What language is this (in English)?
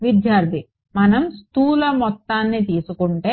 Telugu